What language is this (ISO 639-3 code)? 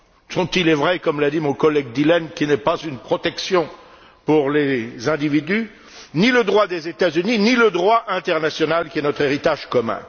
fra